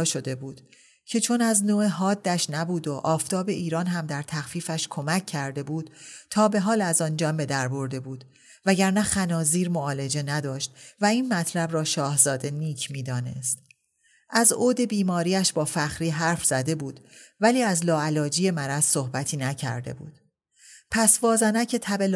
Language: Persian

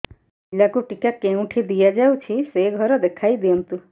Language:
Odia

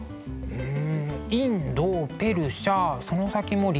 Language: Japanese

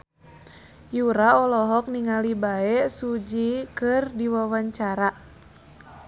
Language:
Sundanese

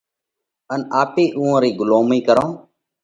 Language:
Parkari Koli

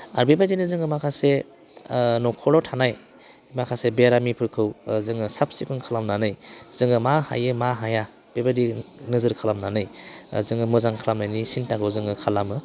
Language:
Bodo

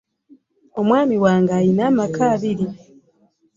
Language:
Ganda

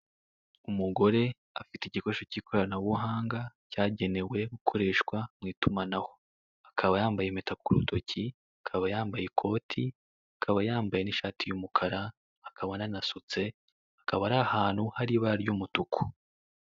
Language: Kinyarwanda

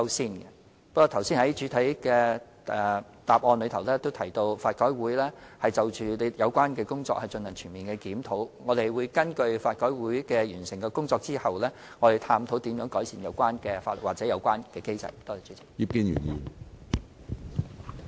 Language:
Cantonese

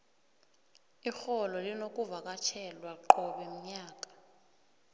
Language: South Ndebele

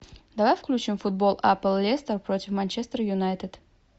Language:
Russian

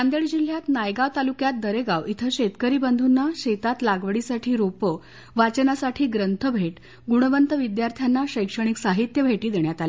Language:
Marathi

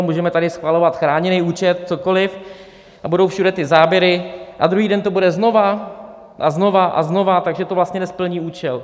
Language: Czech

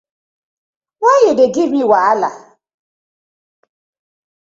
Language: Nigerian Pidgin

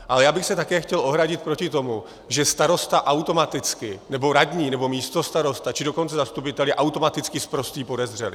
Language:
Czech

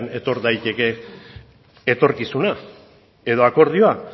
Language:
Basque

